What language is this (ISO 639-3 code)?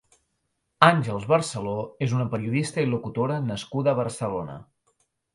cat